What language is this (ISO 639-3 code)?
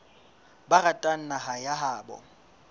sot